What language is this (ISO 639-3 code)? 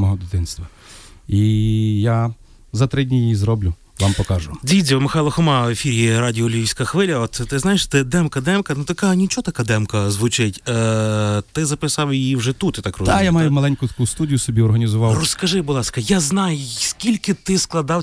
ukr